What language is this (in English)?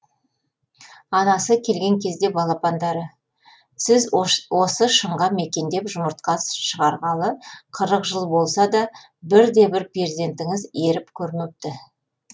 Kazakh